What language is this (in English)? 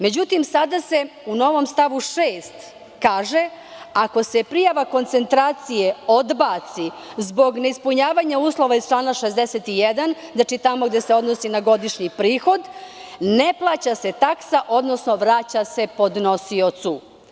Serbian